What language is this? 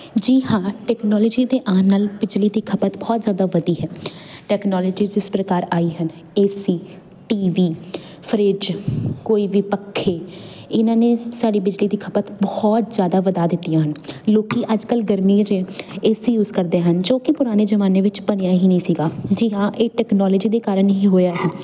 Punjabi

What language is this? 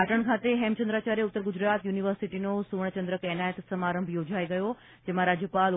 Gujarati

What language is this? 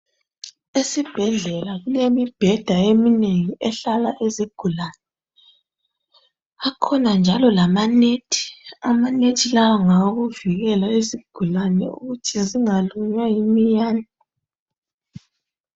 North Ndebele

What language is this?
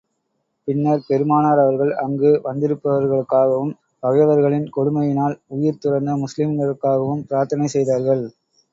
Tamil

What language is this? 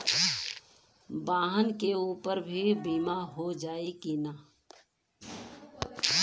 Bhojpuri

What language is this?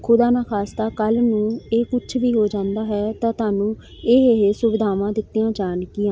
Punjabi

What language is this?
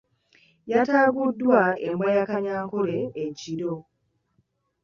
Ganda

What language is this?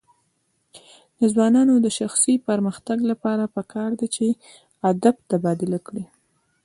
Pashto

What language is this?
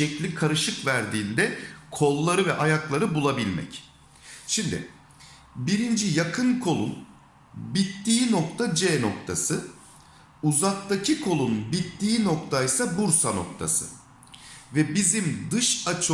Turkish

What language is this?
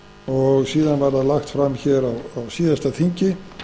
Icelandic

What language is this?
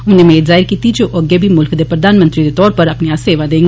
Dogri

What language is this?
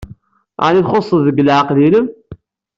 Kabyle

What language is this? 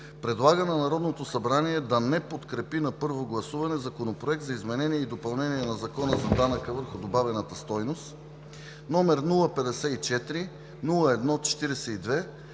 Bulgarian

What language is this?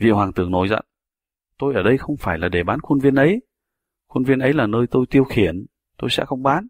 Vietnamese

